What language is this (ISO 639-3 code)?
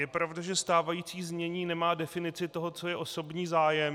ces